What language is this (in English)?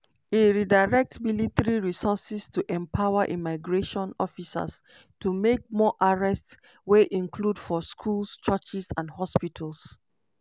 Nigerian Pidgin